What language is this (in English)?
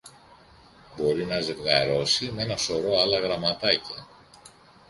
Greek